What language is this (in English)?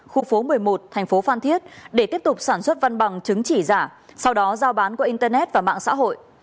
Vietnamese